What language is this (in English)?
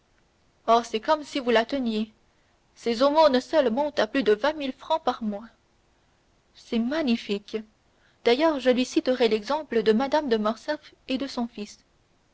French